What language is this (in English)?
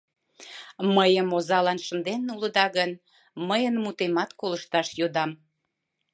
Mari